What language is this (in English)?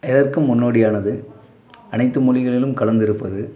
Tamil